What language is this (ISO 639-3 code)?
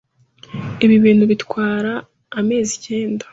kin